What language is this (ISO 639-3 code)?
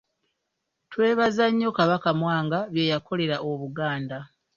lug